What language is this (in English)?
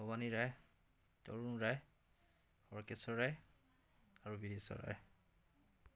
Assamese